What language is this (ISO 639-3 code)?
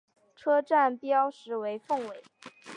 zho